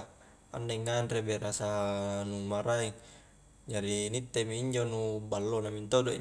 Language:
Highland Konjo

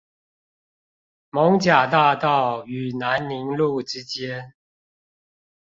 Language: Chinese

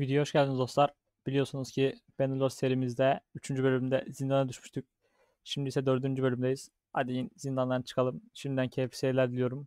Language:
Turkish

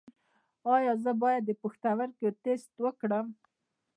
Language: Pashto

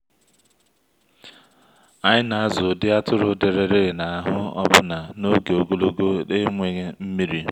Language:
Igbo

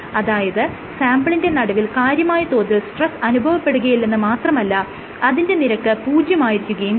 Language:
Malayalam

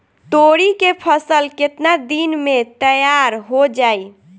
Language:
Bhojpuri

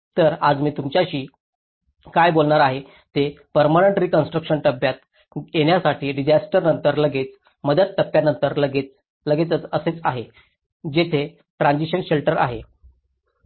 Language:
Marathi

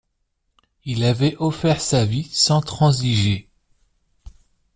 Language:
French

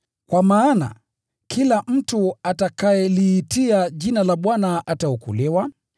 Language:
Swahili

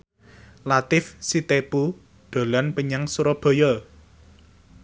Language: Javanese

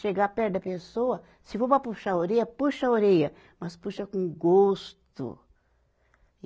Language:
Portuguese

